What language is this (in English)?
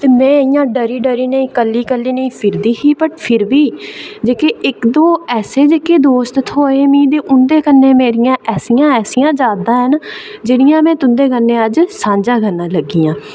Dogri